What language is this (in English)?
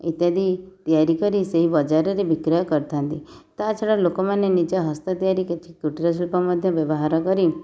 Odia